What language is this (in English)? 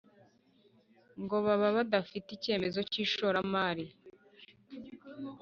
Kinyarwanda